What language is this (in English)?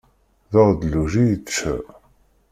Kabyle